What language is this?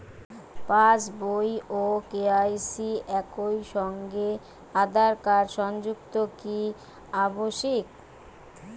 Bangla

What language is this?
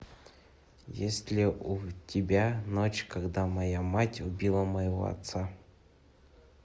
Russian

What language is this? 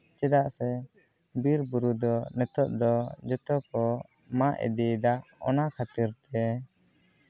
Santali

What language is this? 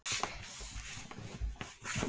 Icelandic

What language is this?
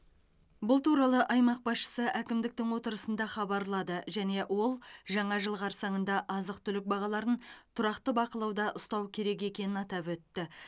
Kazakh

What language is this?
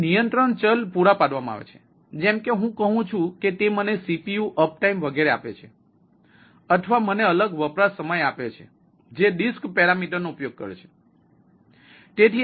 Gujarati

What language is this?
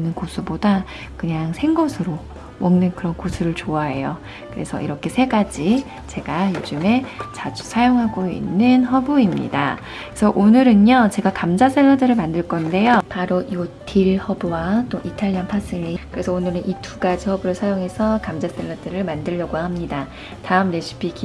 Korean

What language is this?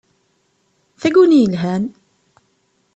Kabyle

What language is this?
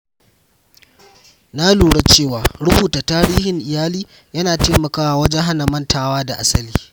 Hausa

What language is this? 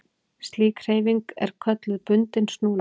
Icelandic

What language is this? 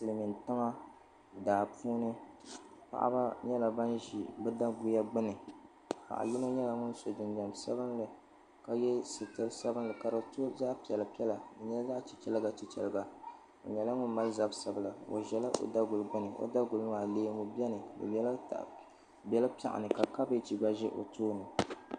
Dagbani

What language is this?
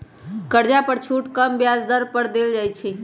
Magahi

